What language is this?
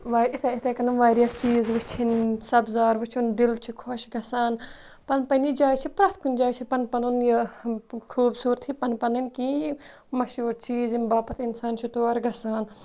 Kashmiri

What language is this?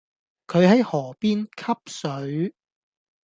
Cantonese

